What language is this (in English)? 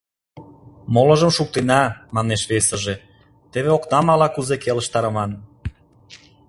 Mari